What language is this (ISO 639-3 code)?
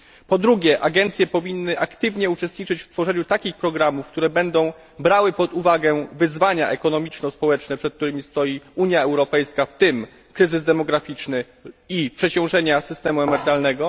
pol